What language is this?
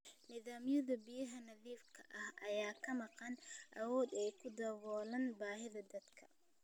Somali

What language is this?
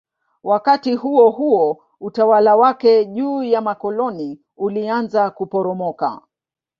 Swahili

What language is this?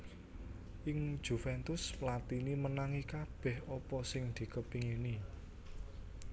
Javanese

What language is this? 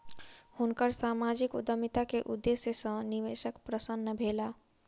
Maithili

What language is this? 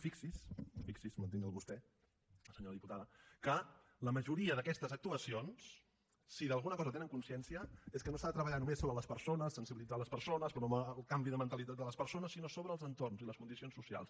Catalan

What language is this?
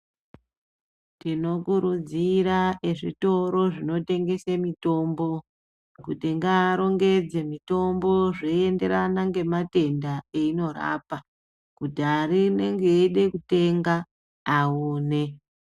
Ndau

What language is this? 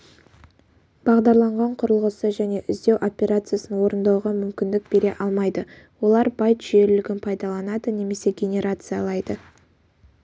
Kazakh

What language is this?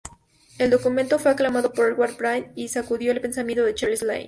Spanish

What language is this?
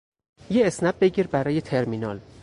Persian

